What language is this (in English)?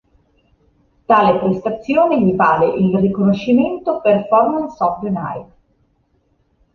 Italian